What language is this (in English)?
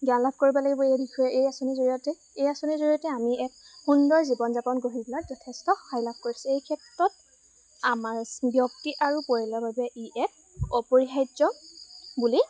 Assamese